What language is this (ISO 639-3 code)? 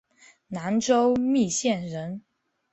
zho